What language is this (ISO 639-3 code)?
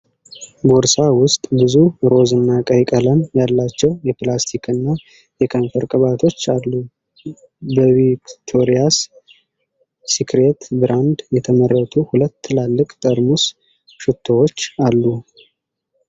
amh